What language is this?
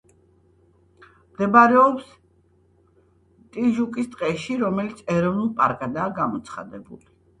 Georgian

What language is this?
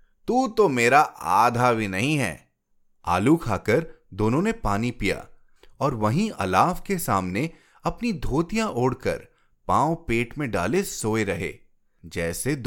Hindi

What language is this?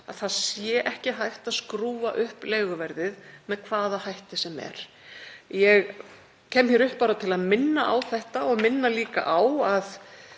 Icelandic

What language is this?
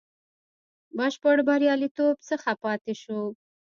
Pashto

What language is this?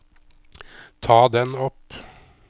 Norwegian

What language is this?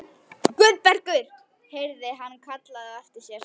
Icelandic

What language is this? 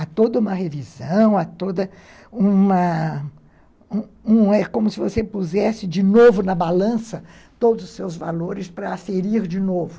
Portuguese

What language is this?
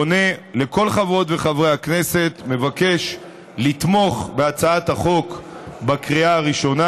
Hebrew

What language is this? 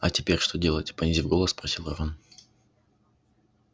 Russian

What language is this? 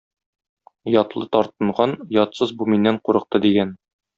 Tatar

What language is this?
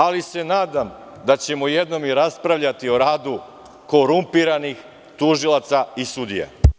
Serbian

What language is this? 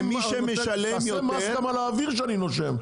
Hebrew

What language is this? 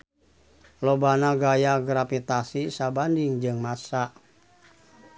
Sundanese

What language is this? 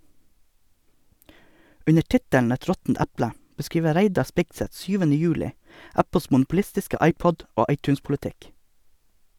Norwegian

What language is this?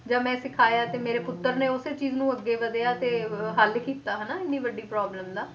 Punjabi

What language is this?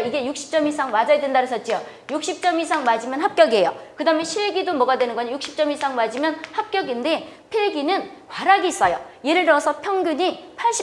Korean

